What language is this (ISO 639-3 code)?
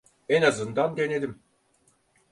tur